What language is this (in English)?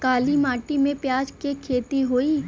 Bhojpuri